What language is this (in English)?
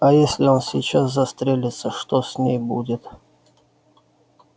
Russian